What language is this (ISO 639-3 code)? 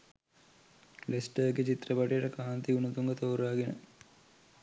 sin